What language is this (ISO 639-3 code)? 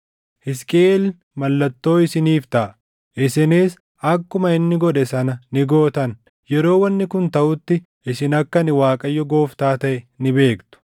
orm